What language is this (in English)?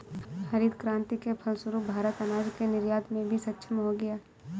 Hindi